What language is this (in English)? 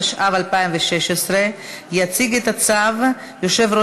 Hebrew